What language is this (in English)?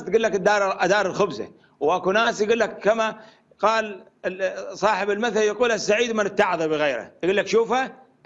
Arabic